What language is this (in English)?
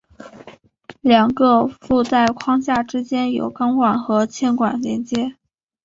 Chinese